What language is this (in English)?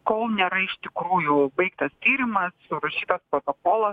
Lithuanian